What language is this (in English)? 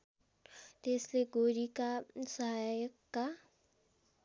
Nepali